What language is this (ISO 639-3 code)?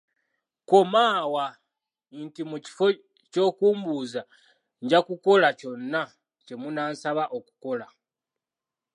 lug